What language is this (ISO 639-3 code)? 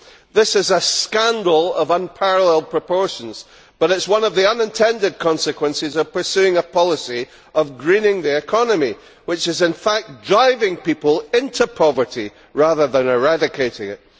eng